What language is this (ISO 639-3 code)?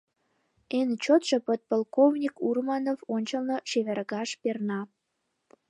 chm